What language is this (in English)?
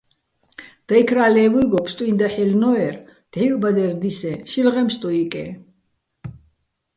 Bats